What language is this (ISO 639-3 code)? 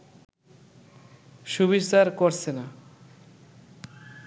ben